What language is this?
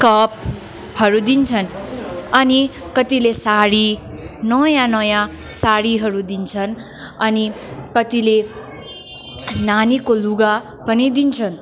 Nepali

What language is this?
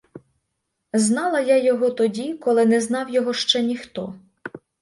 Ukrainian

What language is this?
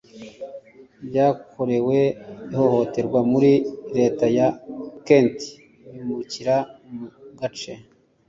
Kinyarwanda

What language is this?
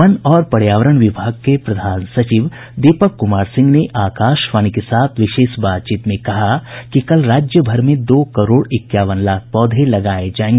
Hindi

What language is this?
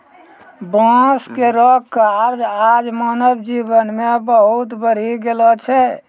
Maithili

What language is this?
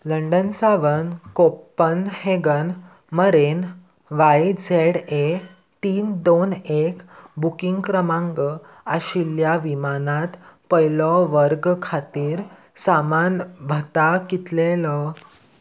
Konkani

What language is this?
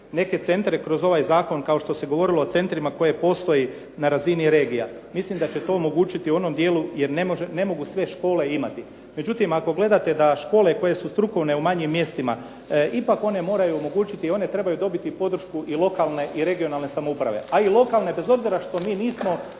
Croatian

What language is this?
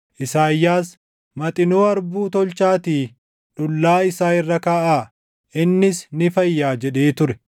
Oromo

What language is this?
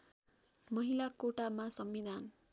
Nepali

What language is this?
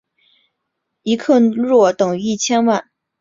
Chinese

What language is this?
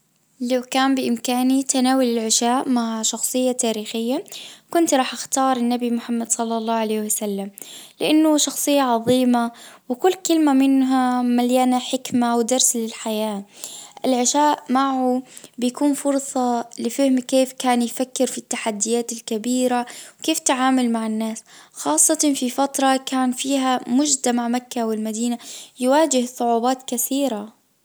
Najdi Arabic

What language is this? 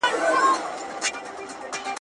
Pashto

